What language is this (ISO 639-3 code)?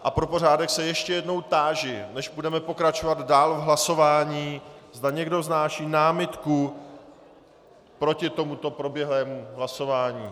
ces